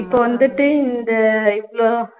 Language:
Tamil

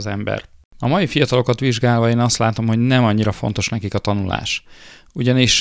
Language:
Hungarian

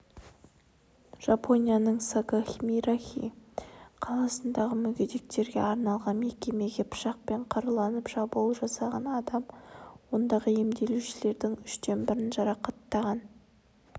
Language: Kazakh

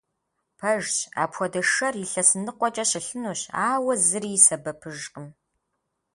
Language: Kabardian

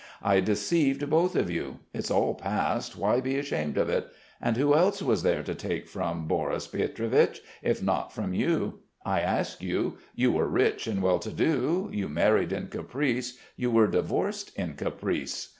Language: English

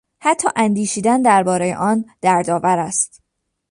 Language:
Persian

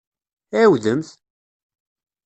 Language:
Kabyle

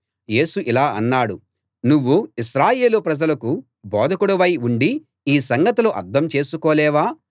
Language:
Telugu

